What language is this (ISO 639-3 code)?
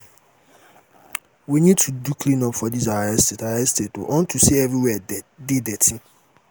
pcm